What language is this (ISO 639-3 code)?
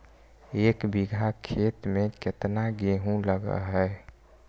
mag